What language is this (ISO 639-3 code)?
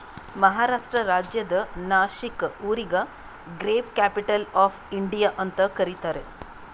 kan